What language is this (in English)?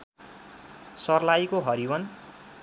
Nepali